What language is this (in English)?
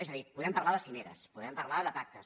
Catalan